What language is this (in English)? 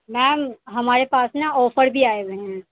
Urdu